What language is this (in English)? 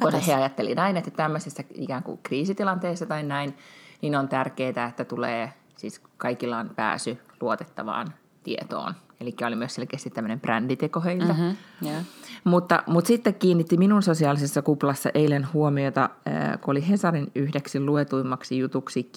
Finnish